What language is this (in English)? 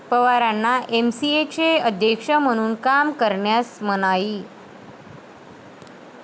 Marathi